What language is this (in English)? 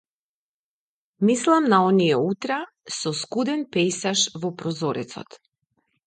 Macedonian